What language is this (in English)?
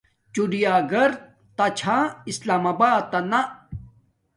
Domaaki